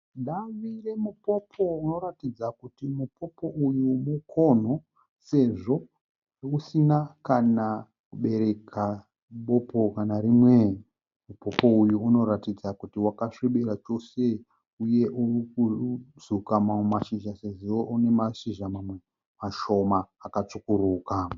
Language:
Shona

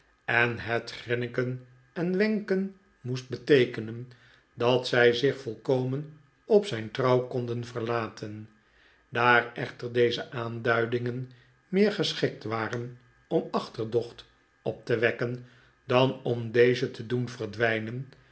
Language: Dutch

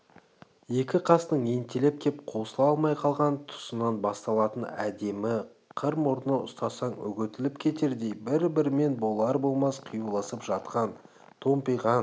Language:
Kazakh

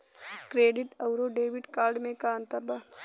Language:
Bhojpuri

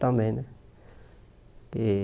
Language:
Portuguese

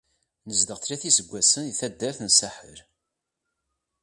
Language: Kabyle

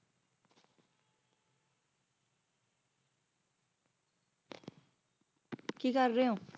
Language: Punjabi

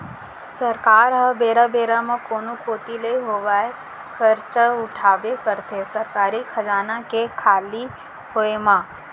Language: Chhattisgarhi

